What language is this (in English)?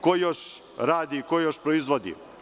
Serbian